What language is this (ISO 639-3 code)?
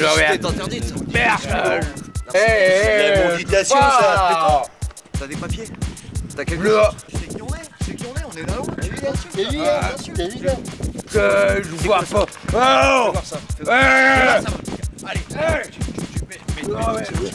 fra